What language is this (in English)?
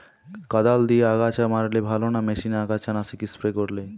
Bangla